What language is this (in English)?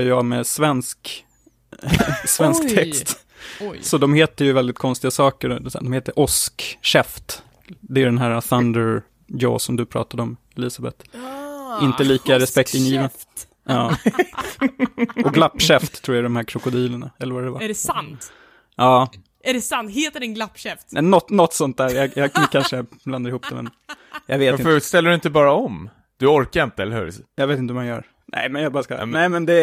Swedish